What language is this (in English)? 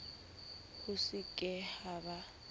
Southern Sotho